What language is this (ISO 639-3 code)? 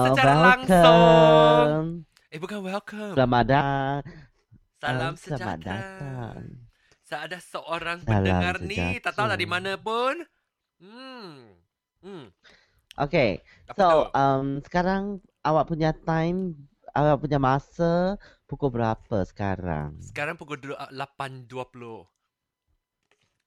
msa